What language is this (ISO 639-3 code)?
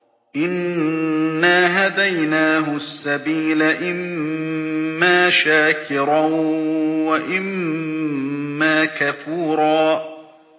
ara